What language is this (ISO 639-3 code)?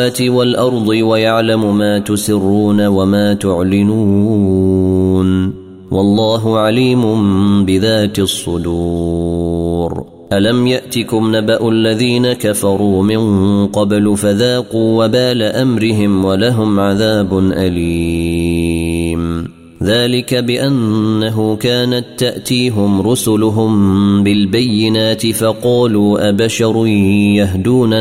ara